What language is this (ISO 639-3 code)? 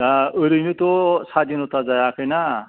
brx